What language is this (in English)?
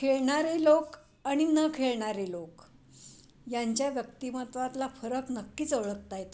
Marathi